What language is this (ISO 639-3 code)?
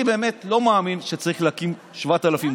heb